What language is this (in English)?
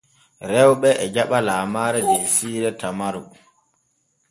Borgu Fulfulde